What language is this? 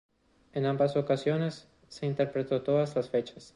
Spanish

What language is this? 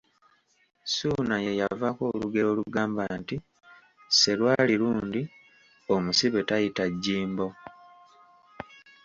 Ganda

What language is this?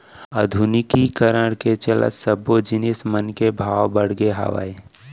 Chhattisgarhi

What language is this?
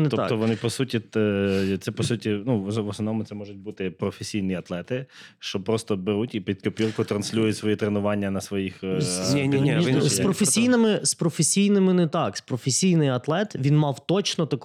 Ukrainian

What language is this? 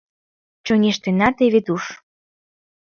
Mari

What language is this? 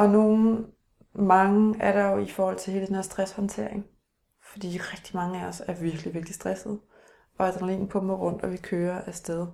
Danish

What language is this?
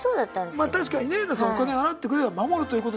Japanese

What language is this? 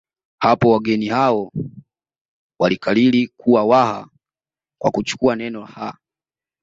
Swahili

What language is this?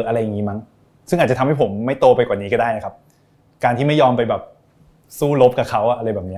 Thai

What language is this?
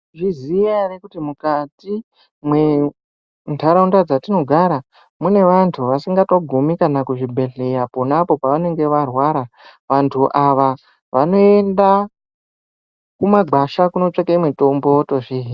Ndau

